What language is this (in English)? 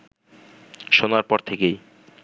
Bangla